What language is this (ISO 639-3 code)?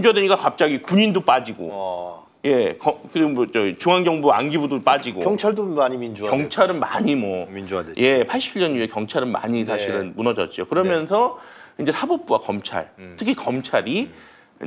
kor